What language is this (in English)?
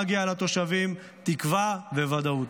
Hebrew